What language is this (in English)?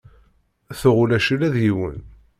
Kabyle